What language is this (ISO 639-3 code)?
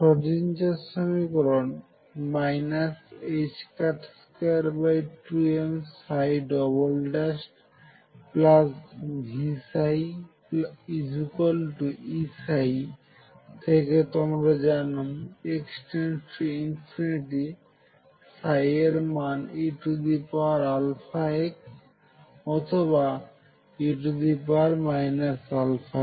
ben